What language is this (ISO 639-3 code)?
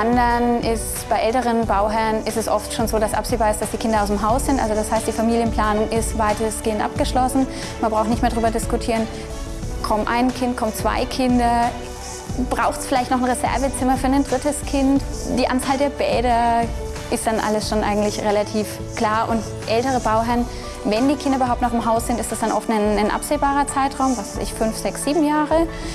deu